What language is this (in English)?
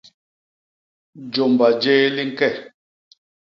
Basaa